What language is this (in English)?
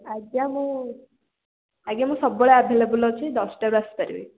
Odia